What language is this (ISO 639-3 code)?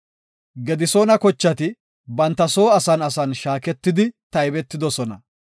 gof